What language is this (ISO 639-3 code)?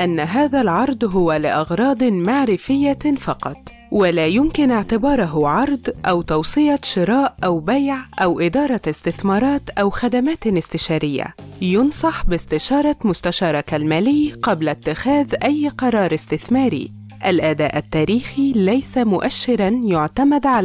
ara